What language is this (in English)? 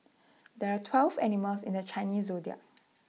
English